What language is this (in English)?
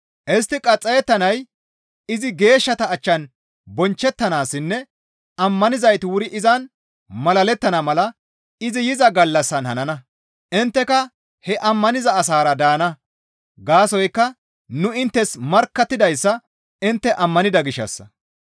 Gamo